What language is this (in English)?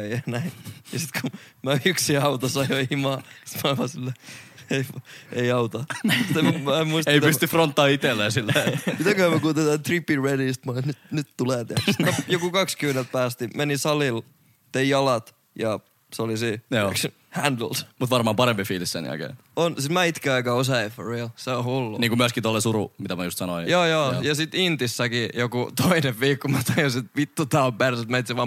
Finnish